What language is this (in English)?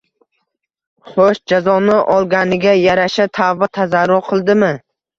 Uzbek